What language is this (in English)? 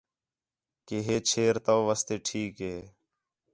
Khetrani